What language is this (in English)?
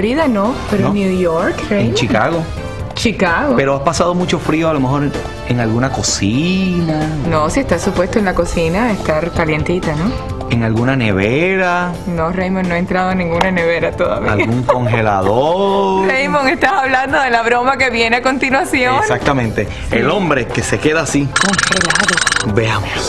Spanish